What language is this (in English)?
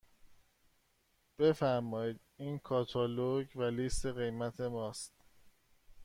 Persian